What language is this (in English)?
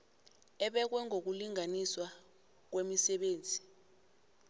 South Ndebele